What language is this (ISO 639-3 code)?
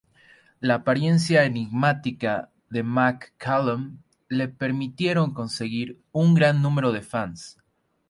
spa